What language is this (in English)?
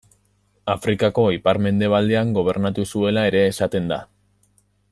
Basque